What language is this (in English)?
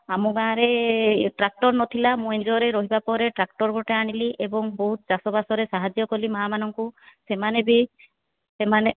Odia